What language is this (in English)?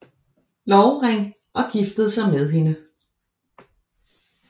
Danish